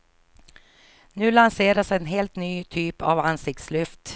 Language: Swedish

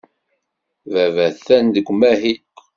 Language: Kabyle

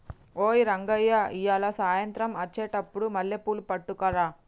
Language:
Telugu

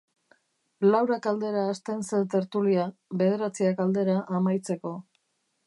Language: Basque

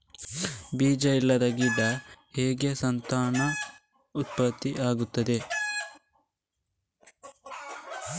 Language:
Kannada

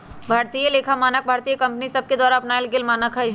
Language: Magahi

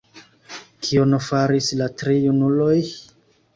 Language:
Esperanto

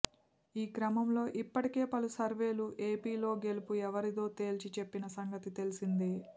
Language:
Telugu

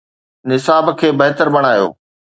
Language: Sindhi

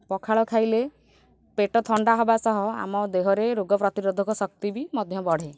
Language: Odia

